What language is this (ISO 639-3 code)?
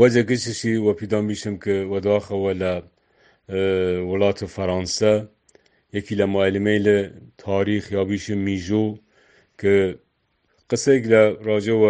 fas